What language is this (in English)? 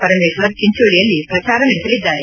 Kannada